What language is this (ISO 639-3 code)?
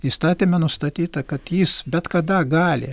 lit